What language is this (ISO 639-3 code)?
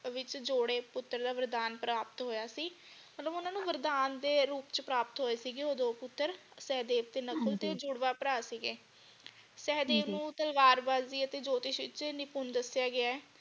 pan